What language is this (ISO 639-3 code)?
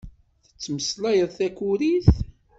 kab